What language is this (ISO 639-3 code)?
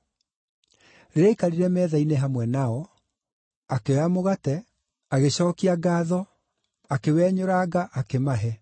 kik